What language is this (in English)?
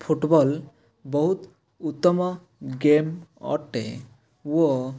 Odia